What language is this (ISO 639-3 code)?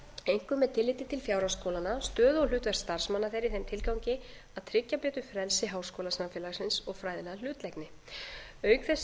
isl